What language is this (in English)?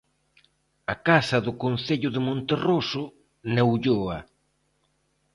Galician